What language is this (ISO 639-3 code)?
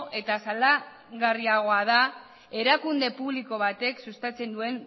eus